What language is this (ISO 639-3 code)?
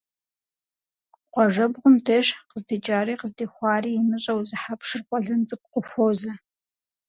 kbd